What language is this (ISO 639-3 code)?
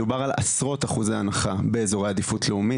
heb